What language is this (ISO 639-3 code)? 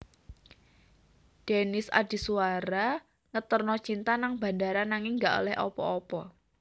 jav